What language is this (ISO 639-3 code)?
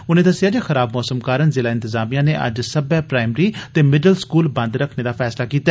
doi